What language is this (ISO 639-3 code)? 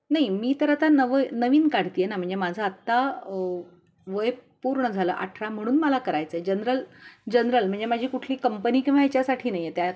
mar